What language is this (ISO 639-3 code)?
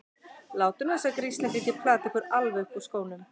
isl